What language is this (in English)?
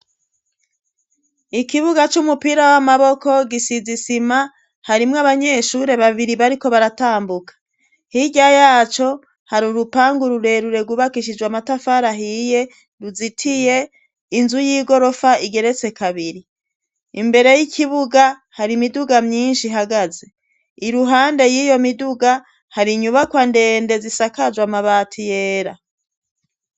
Rundi